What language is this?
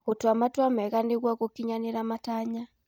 Kikuyu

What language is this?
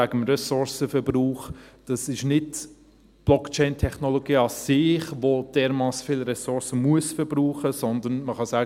Swiss German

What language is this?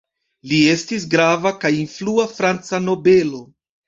Esperanto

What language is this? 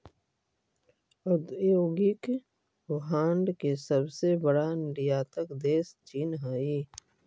Magahi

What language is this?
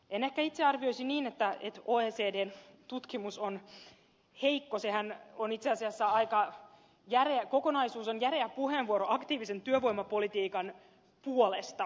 Finnish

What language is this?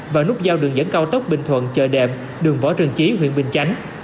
Vietnamese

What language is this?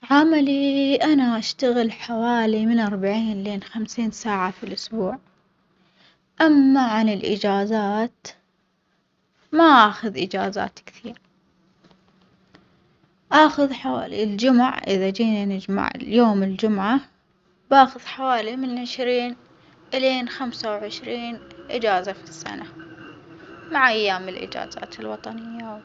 Omani Arabic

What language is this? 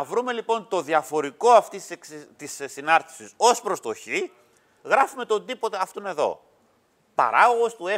Greek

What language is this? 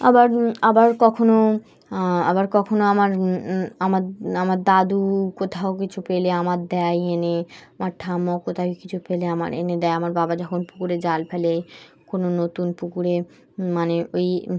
Bangla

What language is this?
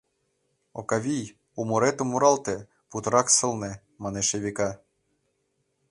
Mari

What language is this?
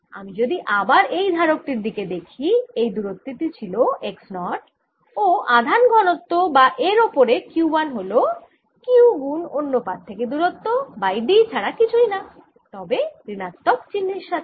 Bangla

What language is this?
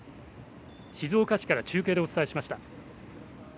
Japanese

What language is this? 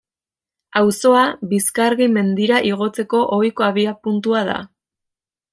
Basque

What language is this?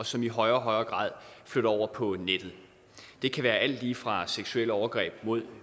Danish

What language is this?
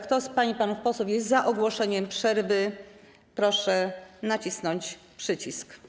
Polish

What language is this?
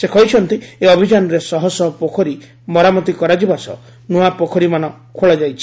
Odia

